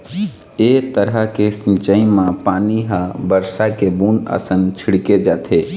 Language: Chhattisgarhi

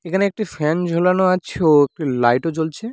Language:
Bangla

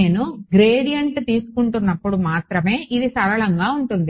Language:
Telugu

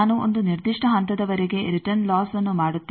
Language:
Kannada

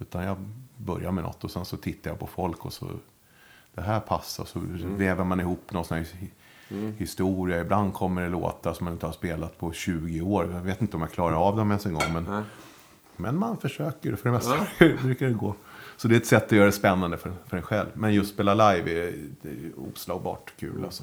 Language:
Swedish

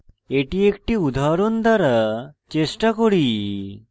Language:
Bangla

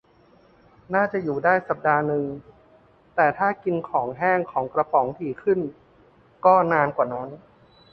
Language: Thai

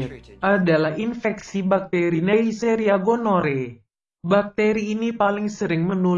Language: Indonesian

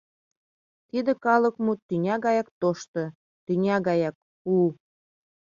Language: Mari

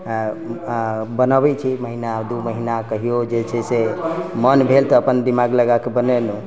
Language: Maithili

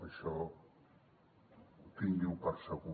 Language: Catalan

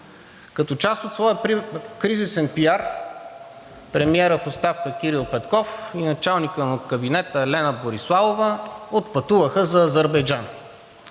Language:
Bulgarian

